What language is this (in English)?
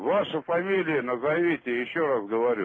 Russian